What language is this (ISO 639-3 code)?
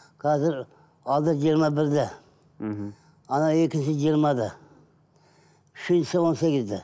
kaz